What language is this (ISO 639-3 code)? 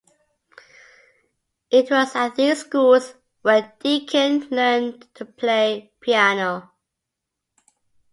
eng